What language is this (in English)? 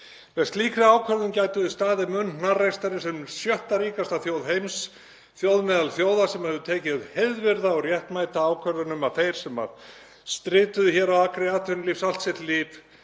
Icelandic